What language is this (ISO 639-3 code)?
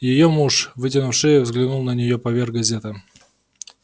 rus